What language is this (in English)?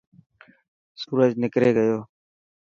Dhatki